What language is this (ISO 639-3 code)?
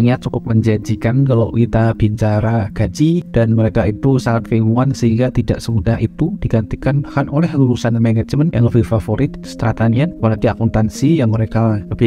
ind